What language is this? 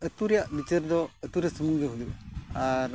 Santali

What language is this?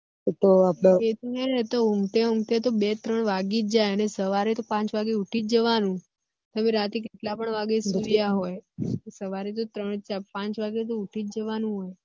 Gujarati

